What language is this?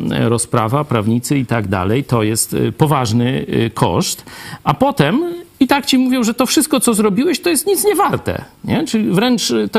Polish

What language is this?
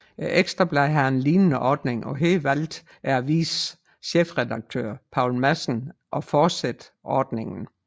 Danish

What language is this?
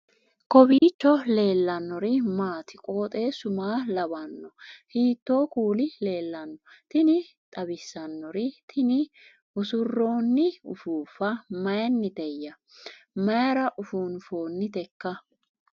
Sidamo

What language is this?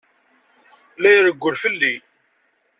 Kabyle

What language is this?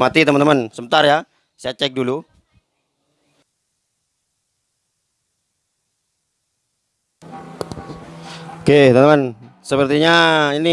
Indonesian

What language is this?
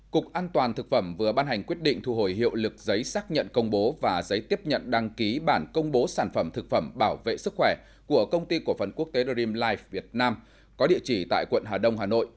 Vietnamese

